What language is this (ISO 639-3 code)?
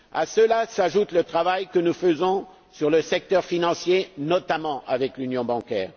fra